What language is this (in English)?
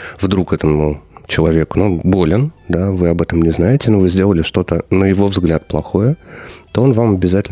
Russian